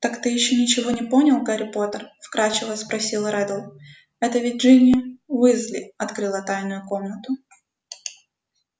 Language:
Russian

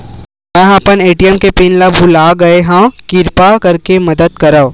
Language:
Chhattisgarhi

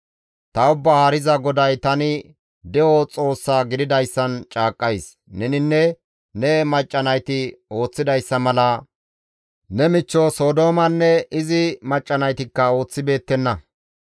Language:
Gamo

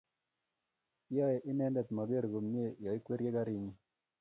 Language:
Kalenjin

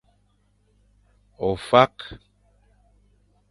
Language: Fang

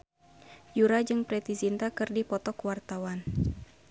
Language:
Sundanese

